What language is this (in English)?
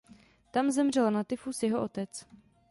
Czech